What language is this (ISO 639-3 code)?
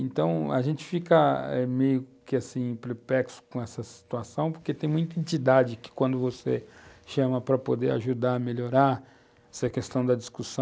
por